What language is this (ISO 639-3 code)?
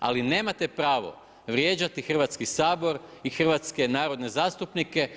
hrv